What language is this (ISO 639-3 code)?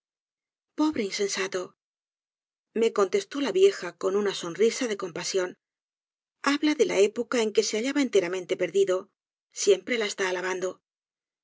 spa